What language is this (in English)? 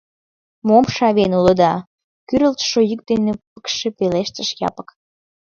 Mari